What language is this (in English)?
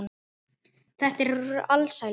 Icelandic